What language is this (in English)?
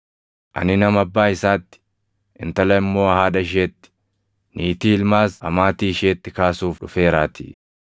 Oromo